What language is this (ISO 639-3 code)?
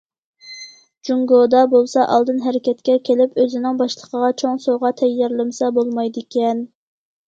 uig